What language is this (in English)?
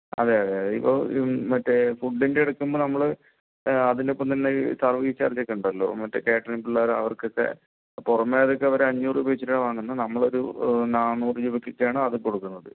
Malayalam